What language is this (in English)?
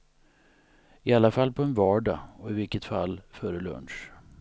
Swedish